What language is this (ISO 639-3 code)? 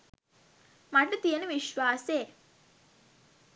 sin